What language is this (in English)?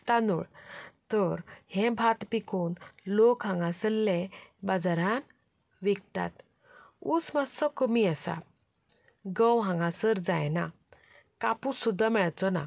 Konkani